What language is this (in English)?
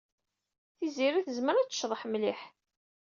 Kabyle